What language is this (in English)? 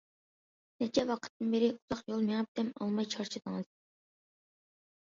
Uyghur